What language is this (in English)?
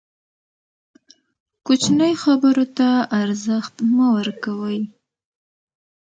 Pashto